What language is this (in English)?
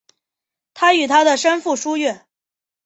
Chinese